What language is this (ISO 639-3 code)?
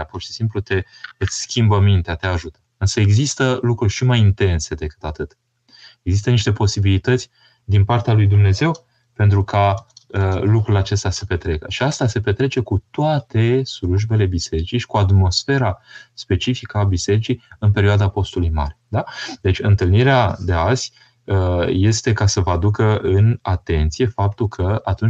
ron